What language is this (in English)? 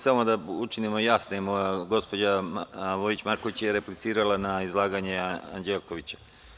Serbian